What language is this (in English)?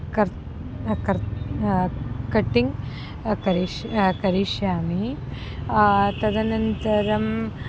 Sanskrit